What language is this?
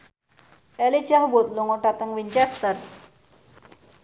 Javanese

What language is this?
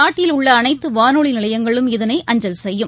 Tamil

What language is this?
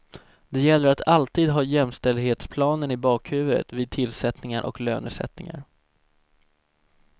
Swedish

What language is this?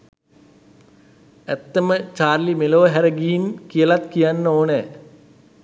Sinhala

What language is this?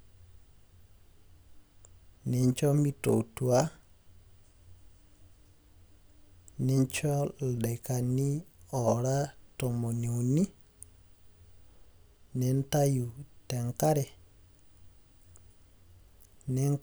Masai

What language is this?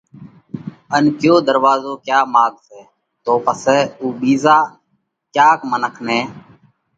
Parkari Koli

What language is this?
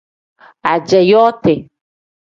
Tem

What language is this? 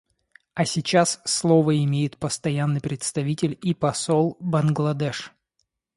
Russian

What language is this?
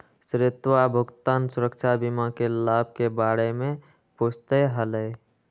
Magahi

